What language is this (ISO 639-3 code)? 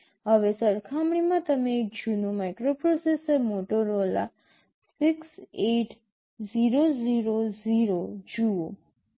guj